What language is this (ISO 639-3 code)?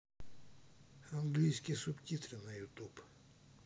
rus